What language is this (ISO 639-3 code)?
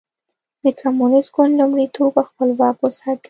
pus